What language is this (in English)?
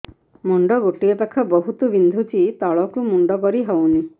Odia